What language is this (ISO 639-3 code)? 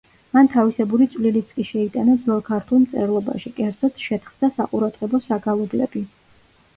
kat